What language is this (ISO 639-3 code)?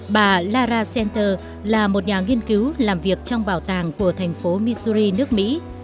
vie